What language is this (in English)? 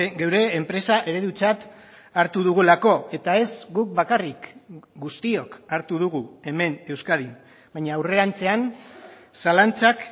Basque